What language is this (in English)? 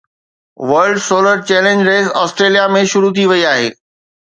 Sindhi